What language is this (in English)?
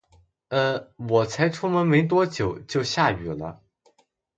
Chinese